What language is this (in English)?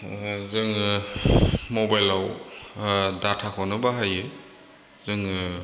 Bodo